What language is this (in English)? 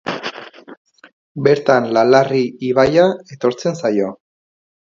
Basque